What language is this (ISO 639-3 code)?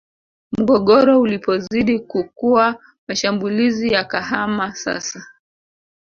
swa